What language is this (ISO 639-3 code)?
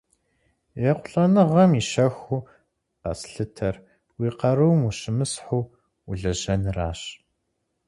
kbd